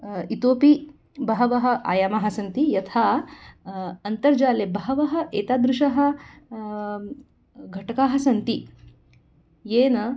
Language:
Sanskrit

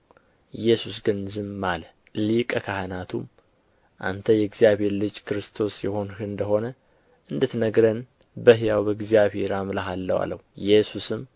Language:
Amharic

